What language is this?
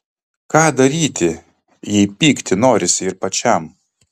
Lithuanian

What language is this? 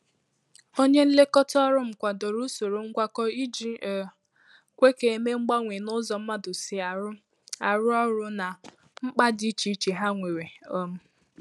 Igbo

